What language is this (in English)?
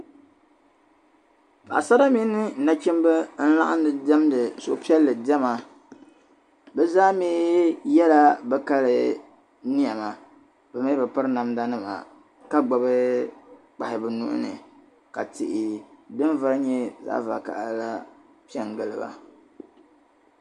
Dagbani